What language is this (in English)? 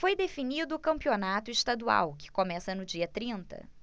Portuguese